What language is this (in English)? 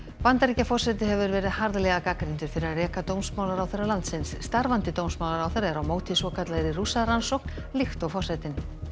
Icelandic